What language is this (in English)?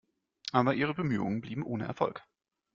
German